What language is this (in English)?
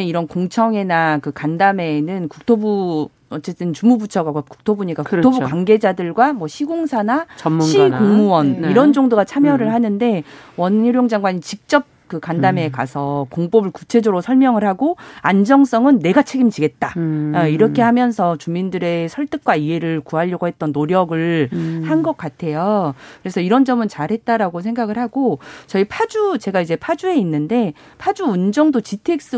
Korean